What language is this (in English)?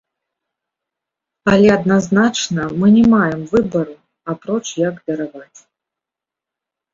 Belarusian